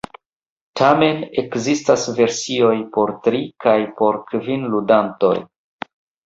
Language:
Esperanto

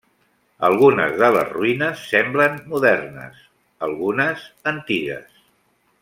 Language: Catalan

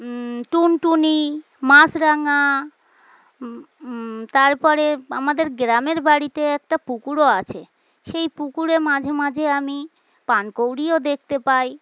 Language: Bangla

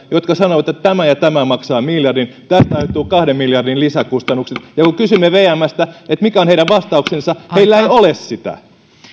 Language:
Finnish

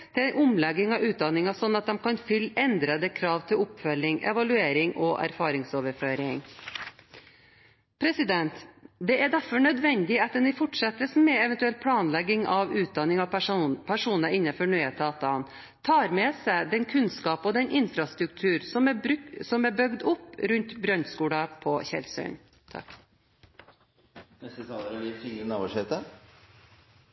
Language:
Norwegian Bokmål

